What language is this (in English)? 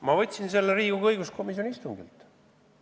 Estonian